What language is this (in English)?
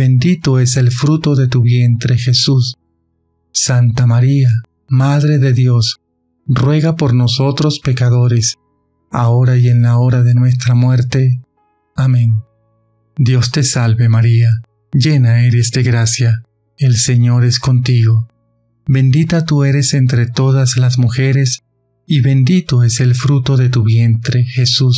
Spanish